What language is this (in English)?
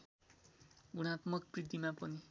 Nepali